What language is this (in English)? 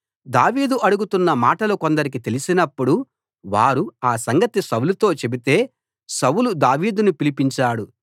Telugu